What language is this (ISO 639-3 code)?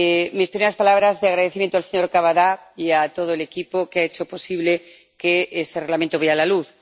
spa